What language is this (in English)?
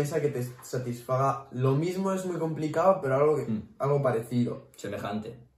Spanish